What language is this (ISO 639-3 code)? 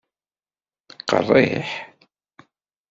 kab